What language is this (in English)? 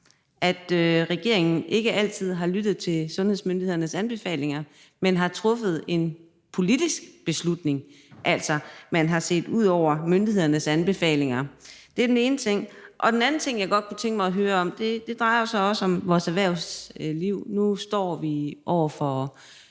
Danish